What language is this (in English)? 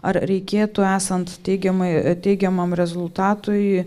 Lithuanian